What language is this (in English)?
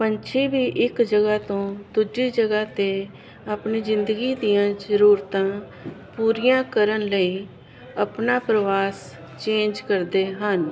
Punjabi